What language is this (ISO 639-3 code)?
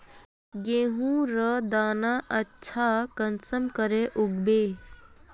mag